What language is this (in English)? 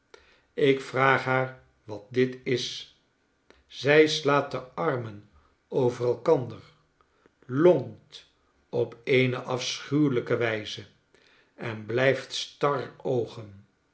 Dutch